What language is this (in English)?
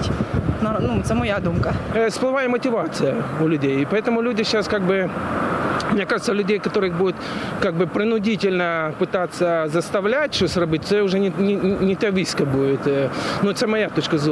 Ukrainian